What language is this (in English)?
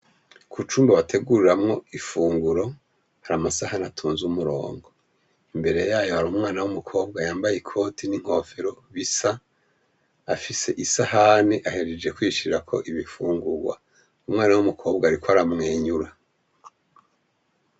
Rundi